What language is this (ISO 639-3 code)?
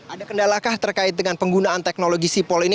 ind